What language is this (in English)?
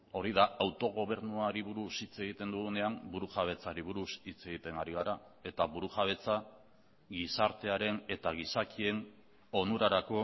Basque